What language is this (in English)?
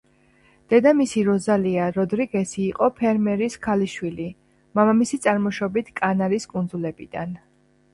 Georgian